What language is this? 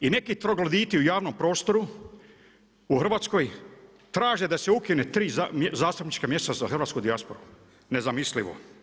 Croatian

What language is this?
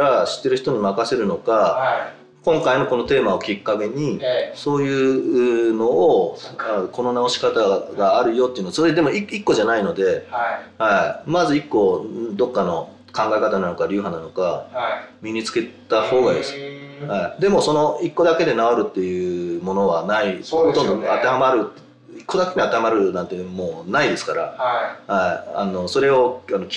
Japanese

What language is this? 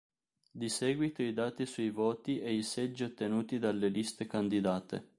Italian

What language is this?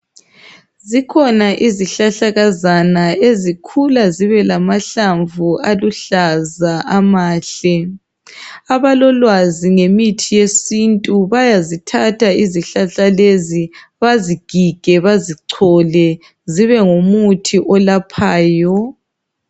North Ndebele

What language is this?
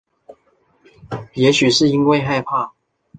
Chinese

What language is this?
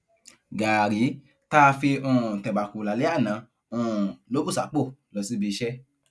Yoruba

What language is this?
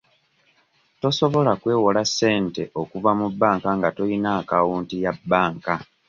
Ganda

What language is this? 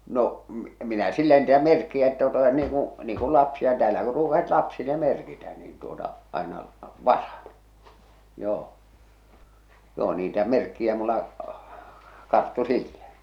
Finnish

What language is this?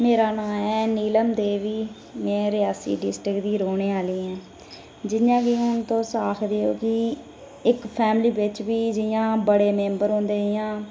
Dogri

